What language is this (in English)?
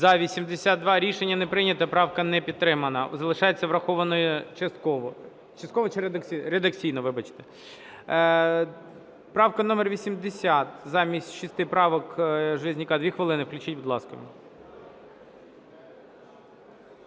Ukrainian